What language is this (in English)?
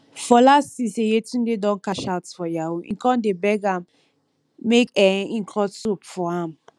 Nigerian Pidgin